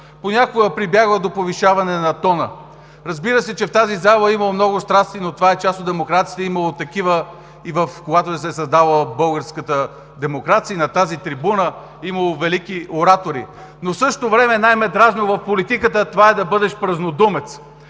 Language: Bulgarian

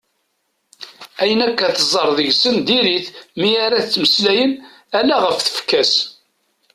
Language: Kabyle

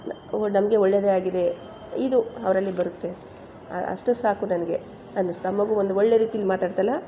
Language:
Kannada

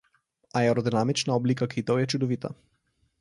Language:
Slovenian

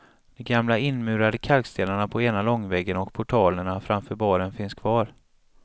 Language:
Swedish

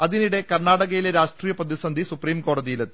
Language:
Malayalam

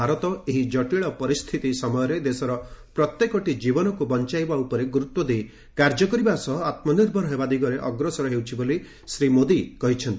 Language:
Odia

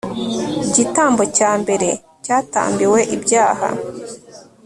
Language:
Kinyarwanda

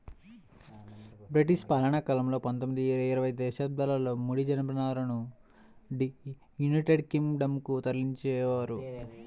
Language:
Telugu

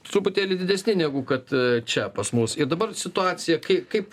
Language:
Lithuanian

